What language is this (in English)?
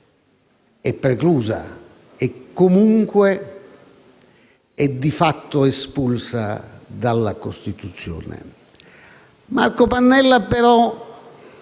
Italian